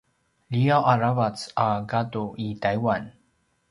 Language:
Paiwan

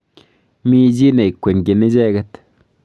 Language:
Kalenjin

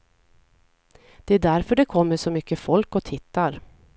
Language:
Swedish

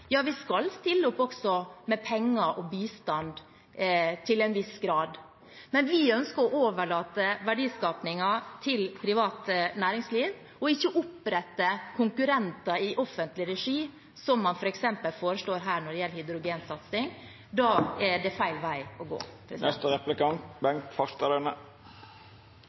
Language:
Norwegian Bokmål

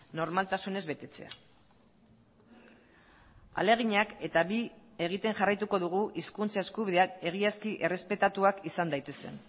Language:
Basque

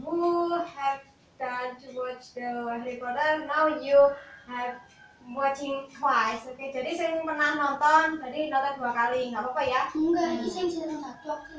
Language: Indonesian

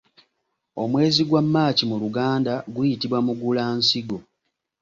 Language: Ganda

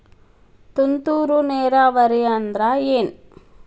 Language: Kannada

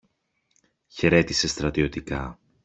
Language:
Greek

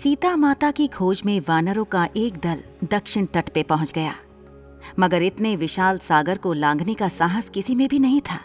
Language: Hindi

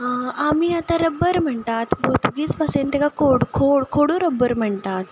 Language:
Konkani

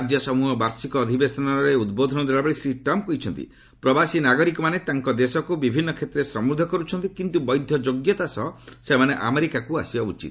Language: Odia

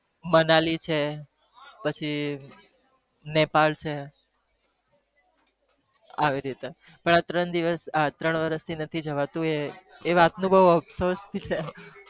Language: Gujarati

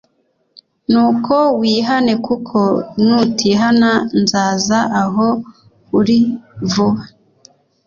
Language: Kinyarwanda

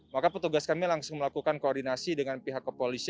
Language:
Indonesian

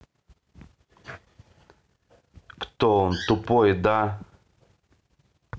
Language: Russian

